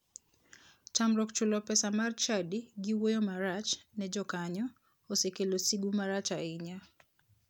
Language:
Luo (Kenya and Tanzania)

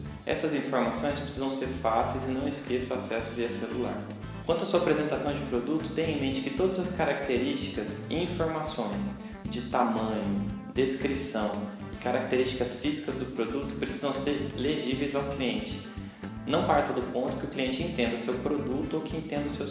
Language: Portuguese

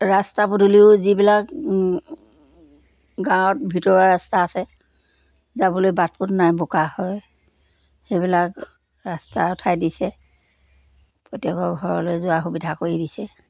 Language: Assamese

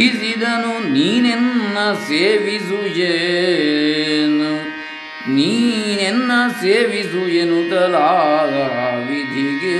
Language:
Kannada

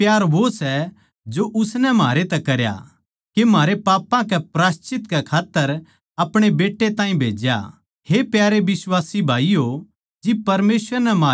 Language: Haryanvi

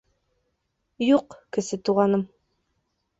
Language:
Bashkir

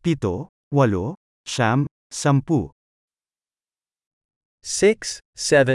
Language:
Filipino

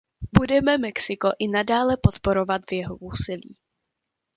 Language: Czech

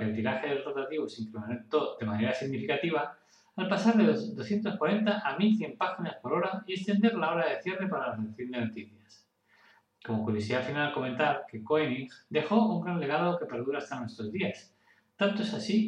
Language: Spanish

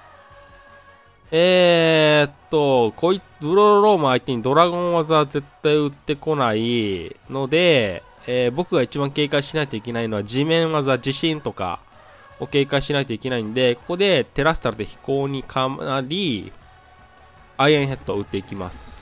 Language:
Japanese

